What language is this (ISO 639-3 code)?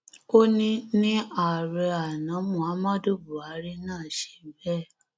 yor